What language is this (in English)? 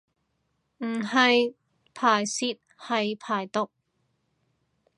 Cantonese